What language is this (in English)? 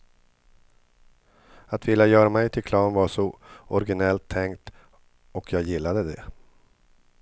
Swedish